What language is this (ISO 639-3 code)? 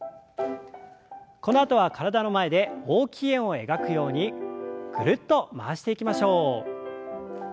jpn